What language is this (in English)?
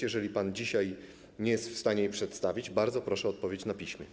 Polish